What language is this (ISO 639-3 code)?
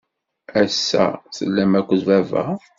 kab